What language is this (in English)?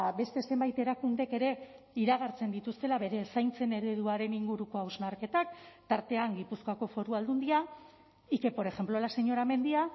Basque